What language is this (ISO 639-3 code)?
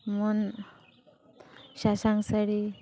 sat